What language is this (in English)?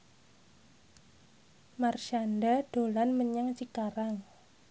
Javanese